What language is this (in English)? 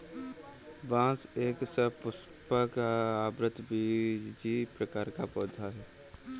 Hindi